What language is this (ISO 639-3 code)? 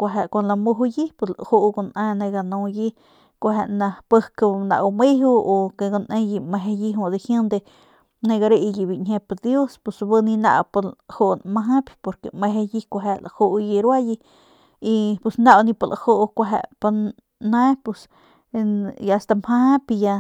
pmq